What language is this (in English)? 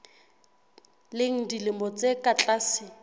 Southern Sotho